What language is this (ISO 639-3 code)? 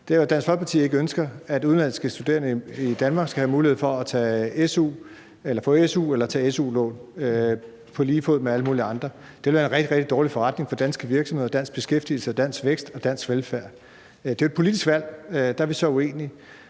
dan